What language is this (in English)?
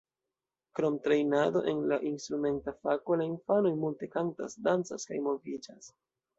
Esperanto